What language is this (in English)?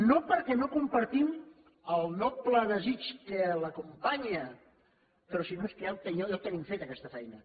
Catalan